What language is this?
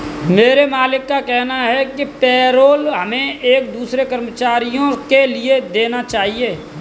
Hindi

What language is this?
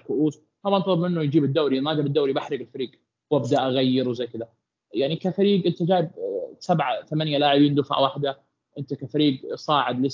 Arabic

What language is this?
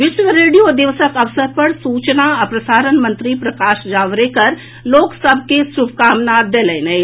Maithili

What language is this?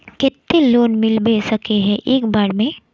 Magahi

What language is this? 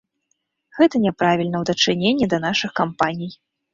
Belarusian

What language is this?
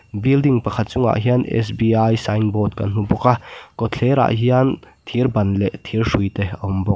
Mizo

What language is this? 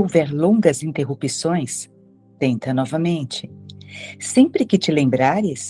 Portuguese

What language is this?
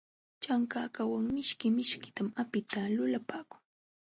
Jauja Wanca Quechua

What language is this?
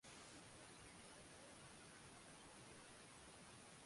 Swahili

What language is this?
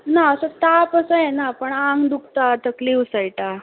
Konkani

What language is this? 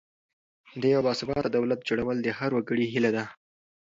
Pashto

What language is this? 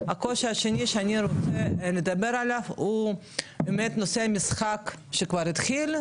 Hebrew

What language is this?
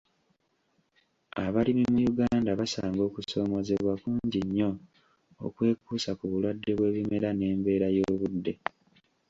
Ganda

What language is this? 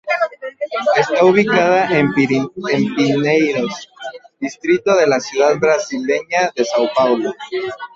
Spanish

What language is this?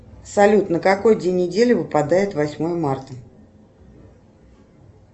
Russian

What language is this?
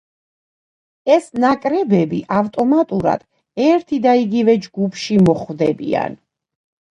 Georgian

